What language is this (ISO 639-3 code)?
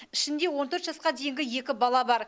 kaz